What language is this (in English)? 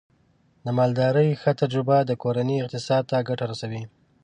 Pashto